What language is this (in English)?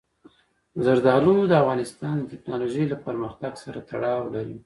Pashto